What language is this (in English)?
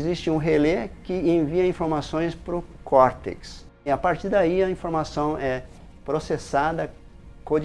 Portuguese